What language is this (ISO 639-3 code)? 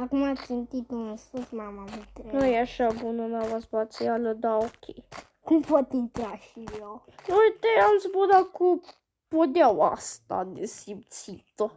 ron